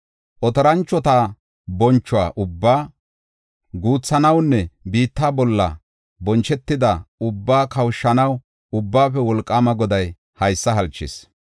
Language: Gofa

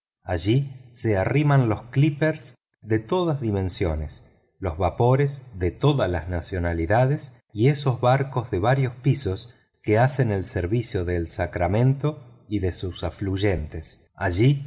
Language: Spanish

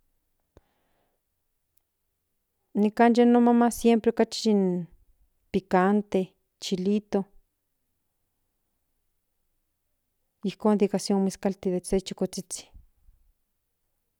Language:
Central Nahuatl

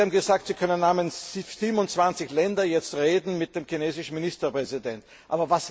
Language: German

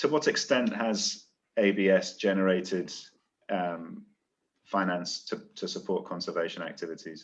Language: English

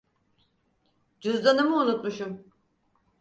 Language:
Turkish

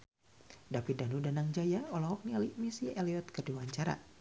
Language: Sundanese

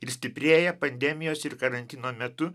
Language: Lithuanian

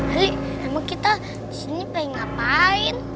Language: Indonesian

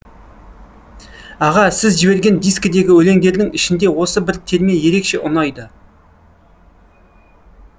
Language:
Kazakh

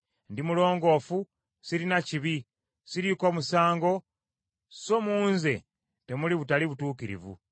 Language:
Ganda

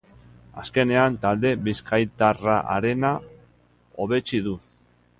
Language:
Basque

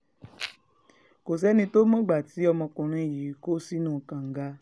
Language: Yoruba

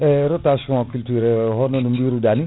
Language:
Fula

